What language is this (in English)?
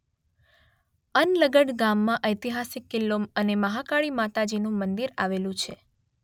Gujarati